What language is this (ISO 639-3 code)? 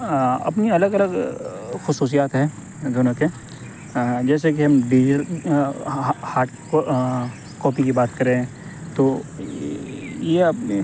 urd